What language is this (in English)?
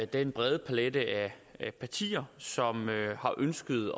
Danish